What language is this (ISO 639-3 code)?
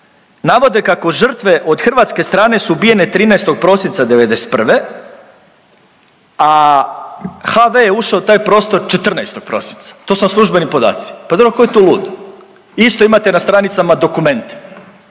hrv